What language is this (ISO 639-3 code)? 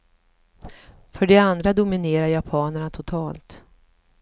swe